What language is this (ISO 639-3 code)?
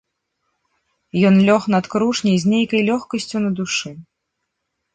bel